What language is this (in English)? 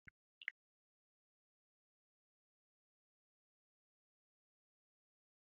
Sidamo